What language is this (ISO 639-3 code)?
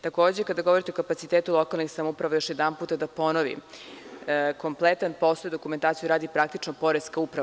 srp